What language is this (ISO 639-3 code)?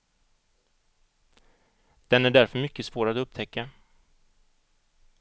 swe